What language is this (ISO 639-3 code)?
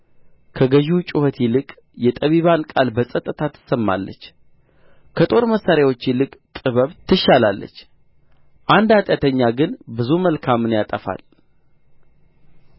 amh